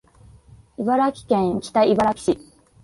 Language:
Japanese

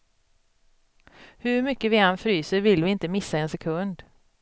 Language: Swedish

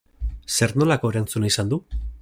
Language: Basque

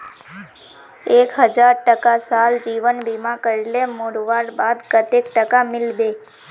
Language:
Magahi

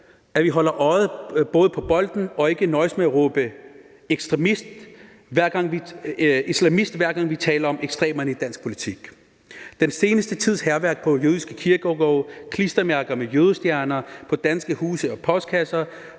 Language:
Danish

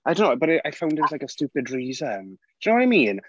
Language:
English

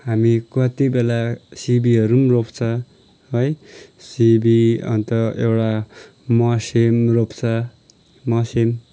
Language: Nepali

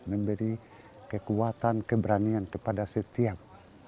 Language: Indonesian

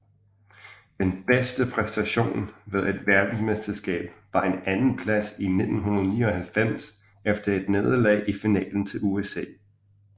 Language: Danish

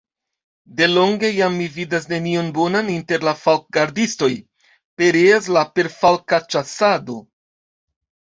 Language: Esperanto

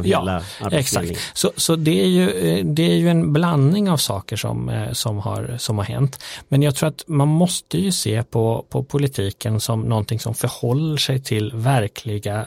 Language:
Swedish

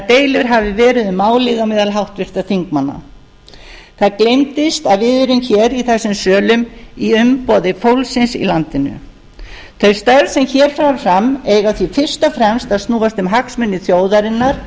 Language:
Icelandic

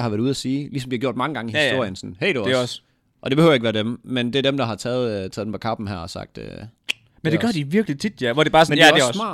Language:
Danish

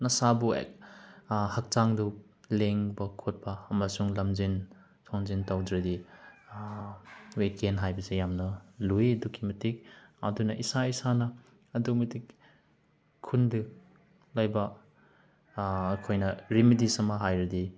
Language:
Manipuri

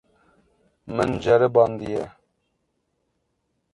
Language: Kurdish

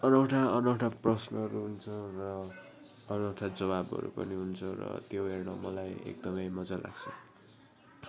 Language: Nepali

